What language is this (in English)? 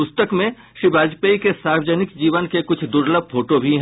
Hindi